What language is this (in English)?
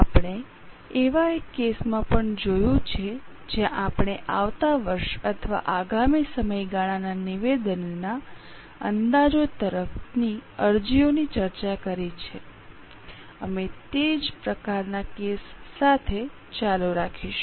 Gujarati